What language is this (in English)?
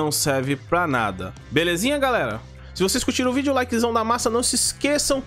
Portuguese